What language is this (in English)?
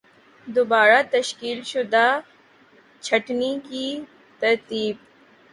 Urdu